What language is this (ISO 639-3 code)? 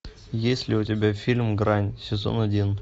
rus